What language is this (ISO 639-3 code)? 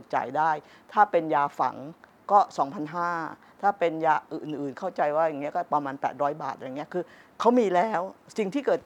tha